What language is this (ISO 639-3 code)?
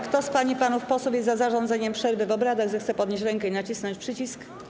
pol